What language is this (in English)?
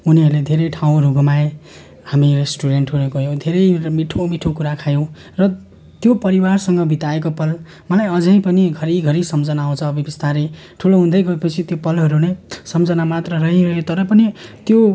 Nepali